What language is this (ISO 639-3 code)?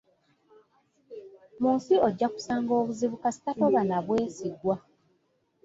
lug